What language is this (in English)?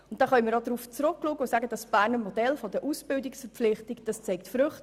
Swiss German